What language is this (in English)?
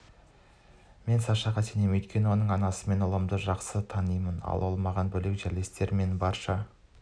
Kazakh